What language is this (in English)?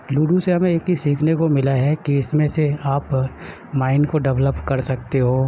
Urdu